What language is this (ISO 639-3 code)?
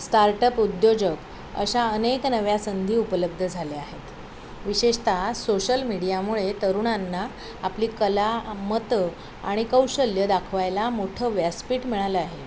mar